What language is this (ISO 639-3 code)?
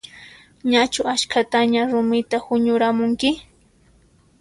qxp